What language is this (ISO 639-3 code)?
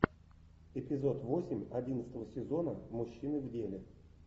rus